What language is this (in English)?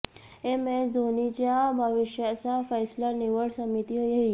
Marathi